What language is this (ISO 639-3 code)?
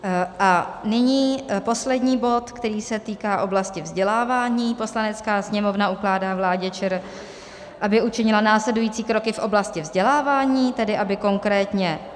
ces